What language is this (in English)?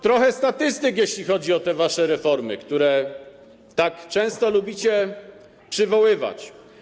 Polish